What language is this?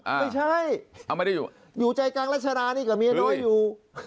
Thai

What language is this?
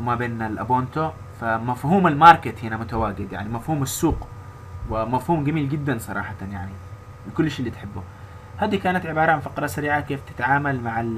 Arabic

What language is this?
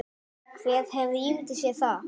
Icelandic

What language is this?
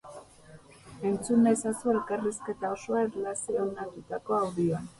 Basque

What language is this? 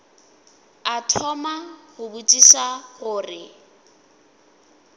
Northern Sotho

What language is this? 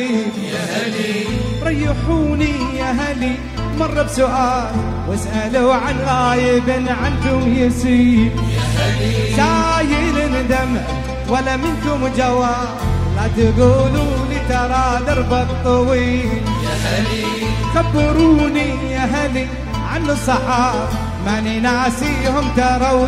Arabic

